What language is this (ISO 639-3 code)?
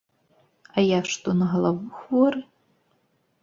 bel